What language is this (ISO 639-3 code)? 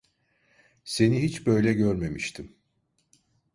tur